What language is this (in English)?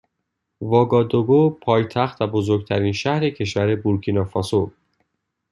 Persian